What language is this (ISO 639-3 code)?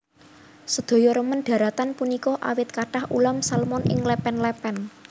jav